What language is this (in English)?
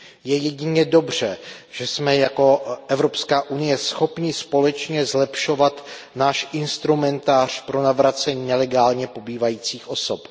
Czech